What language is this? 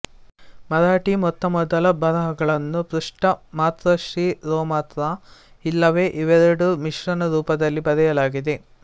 Kannada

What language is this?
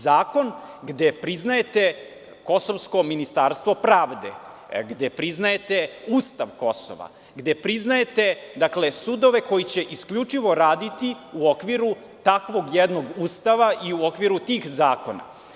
Serbian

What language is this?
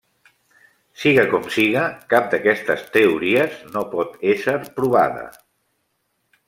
Catalan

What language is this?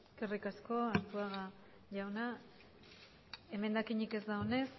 Basque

